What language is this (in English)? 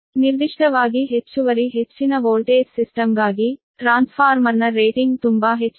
Kannada